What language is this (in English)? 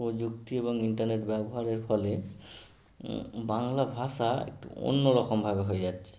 Bangla